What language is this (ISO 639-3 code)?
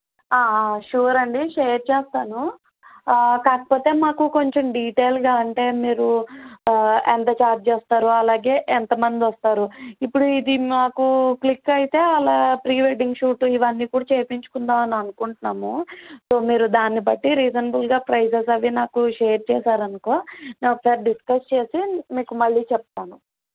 tel